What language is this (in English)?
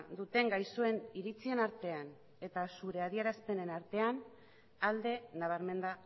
Basque